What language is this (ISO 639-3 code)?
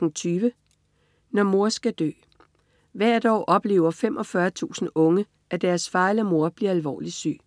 dan